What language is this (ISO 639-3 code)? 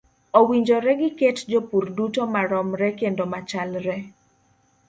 luo